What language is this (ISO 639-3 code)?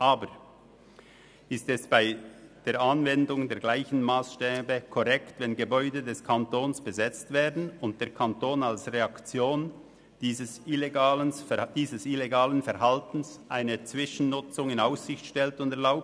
gsw